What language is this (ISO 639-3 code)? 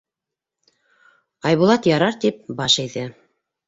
bak